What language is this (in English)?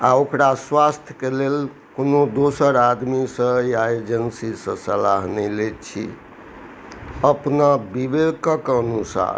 Maithili